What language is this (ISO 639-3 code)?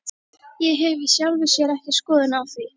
isl